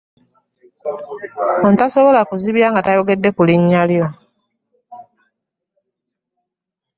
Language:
Ganda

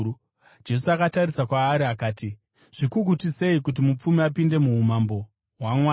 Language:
Shona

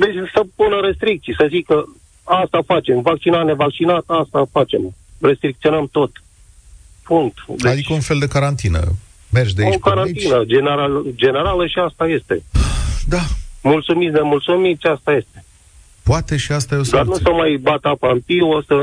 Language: Romanian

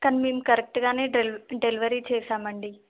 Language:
Telugu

